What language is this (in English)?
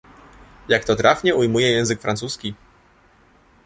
Polish